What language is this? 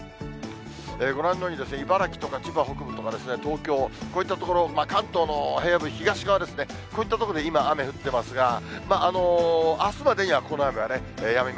Japanese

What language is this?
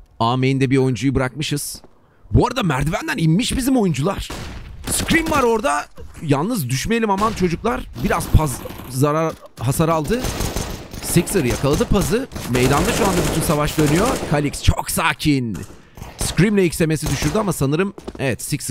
Turkish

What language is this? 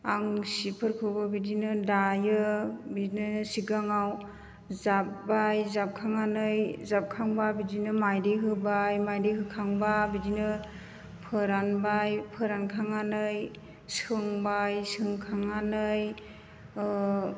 Bodo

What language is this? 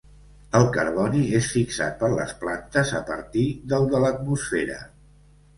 Catalan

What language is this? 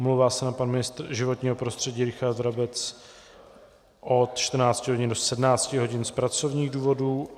Czech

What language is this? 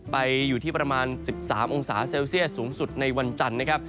Thai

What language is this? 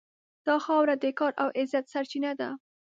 Pashto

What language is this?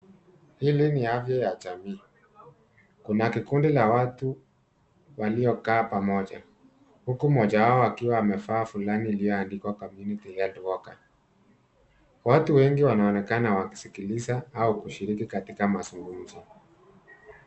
Swahili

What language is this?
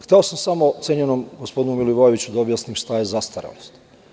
Serbian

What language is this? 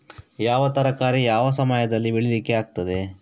Kannada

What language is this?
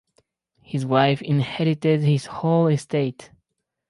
English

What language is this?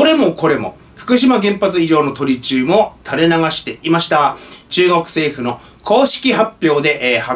Japanese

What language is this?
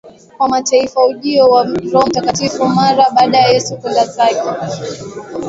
Swahili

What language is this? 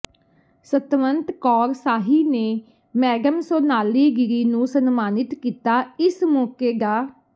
Punjabi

